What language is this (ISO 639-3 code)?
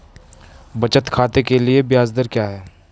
hin